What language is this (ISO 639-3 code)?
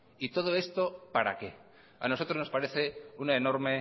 spa